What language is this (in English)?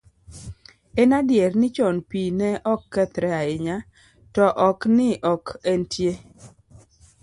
Luo (Kenya and Tanzania)